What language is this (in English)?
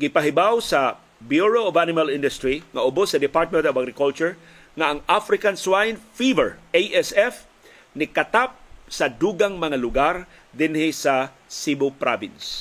Filipino